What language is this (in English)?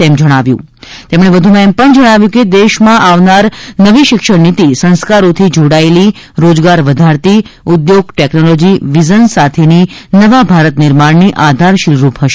Gujarati